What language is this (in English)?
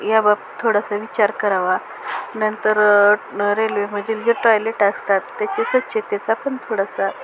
Marathi